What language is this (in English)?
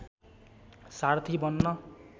Nepali